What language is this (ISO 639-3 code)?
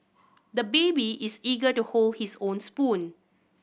eng